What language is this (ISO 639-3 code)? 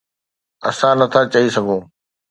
snd